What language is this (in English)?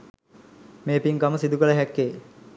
Sinhala